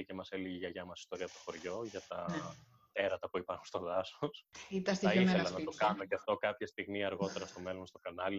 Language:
Greek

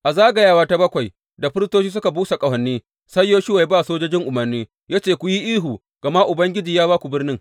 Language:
Hausa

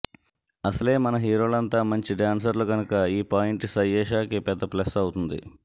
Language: Telugu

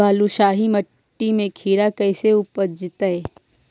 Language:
Magahi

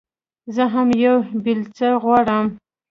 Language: Pashto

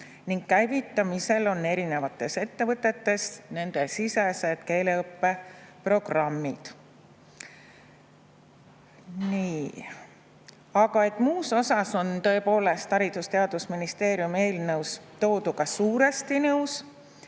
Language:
Estonian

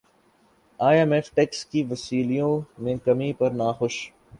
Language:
Urdu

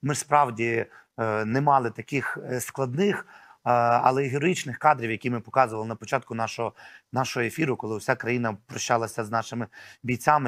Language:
Ukrainian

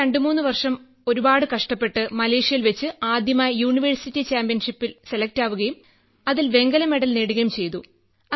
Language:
Malayalam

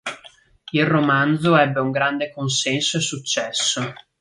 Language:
Italian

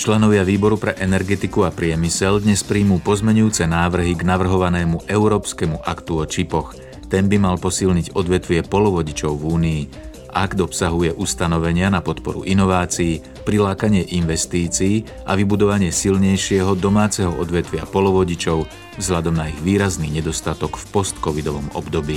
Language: Slovak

